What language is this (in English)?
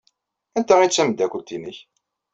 Kabyle